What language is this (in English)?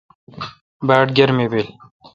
Kalkoti